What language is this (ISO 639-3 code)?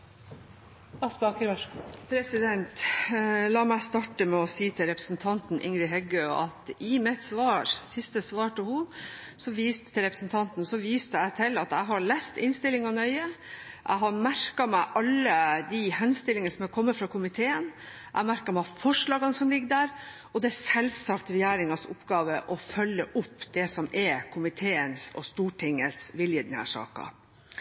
nor